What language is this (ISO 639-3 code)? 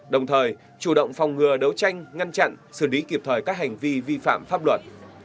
vie